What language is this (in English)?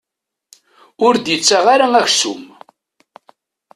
Kabyle